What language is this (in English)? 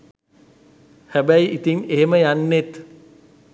Sinhala